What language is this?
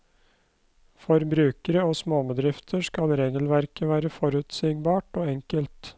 Norwegian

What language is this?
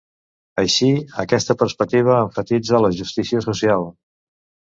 Catalan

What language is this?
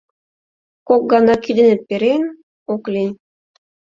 Mari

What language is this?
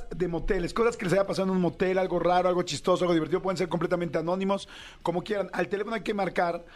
Spanish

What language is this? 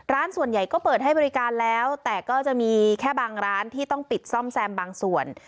Thai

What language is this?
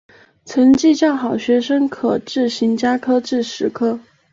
Chinese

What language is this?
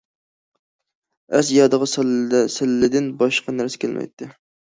Uyghur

